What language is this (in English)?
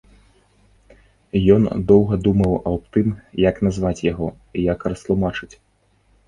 Belarusian